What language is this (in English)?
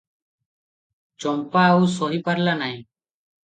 Odia